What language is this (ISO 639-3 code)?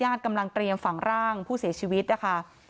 tha